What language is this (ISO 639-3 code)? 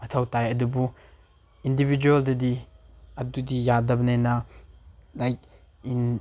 mni